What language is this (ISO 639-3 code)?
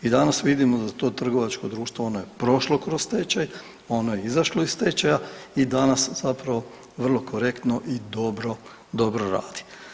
hrv